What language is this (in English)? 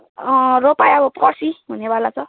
Nepali